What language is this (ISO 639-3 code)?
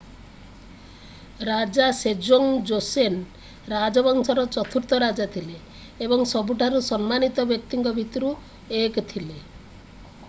ori